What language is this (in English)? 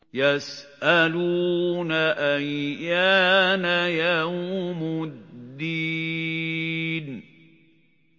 Arabic